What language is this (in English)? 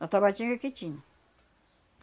Portuguese